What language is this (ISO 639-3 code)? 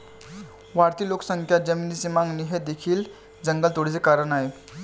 mar